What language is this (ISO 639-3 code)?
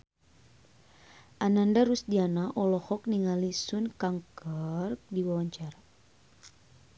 sun